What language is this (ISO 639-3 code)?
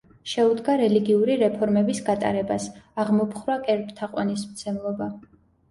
kat